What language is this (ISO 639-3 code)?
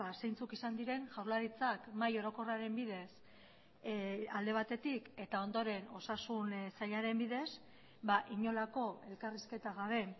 eus